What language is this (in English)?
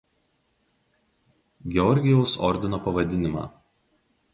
Lithuanian